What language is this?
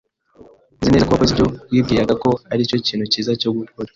Kinyarwanda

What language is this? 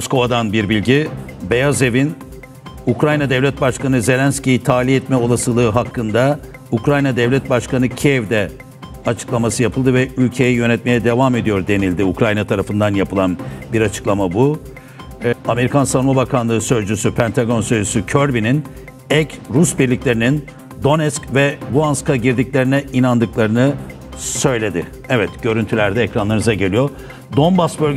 Turkish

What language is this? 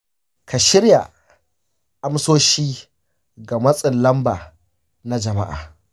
Hausa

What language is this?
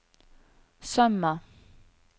Norwegian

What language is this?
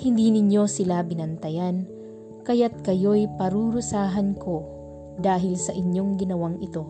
Filipino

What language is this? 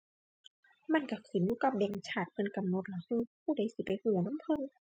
Thai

